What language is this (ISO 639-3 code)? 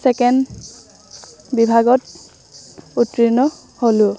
asm